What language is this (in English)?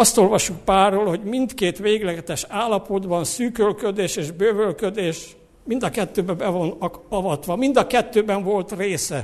Hungarian